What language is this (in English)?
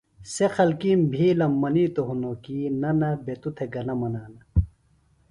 Phalura